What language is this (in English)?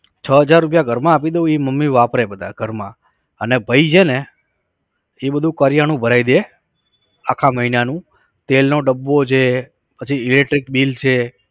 Gujarati